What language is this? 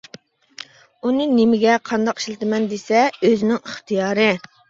Uyghur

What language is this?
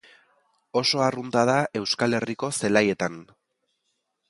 Basque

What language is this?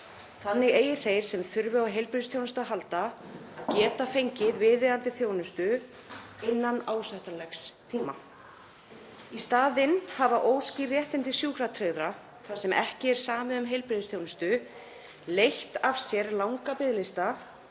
Icelandic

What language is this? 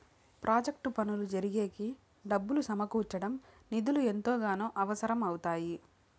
Telugu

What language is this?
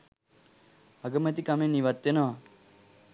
Sinhala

